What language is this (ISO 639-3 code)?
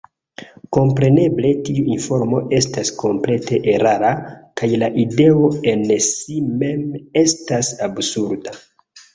epo